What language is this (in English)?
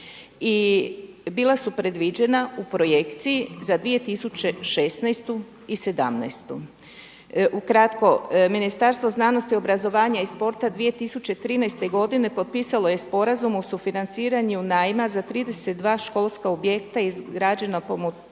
Croatian